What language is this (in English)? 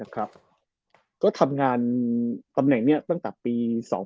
Thai